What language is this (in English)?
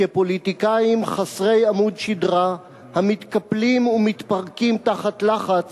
Hebrew